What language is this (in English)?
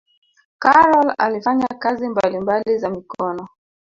Swahili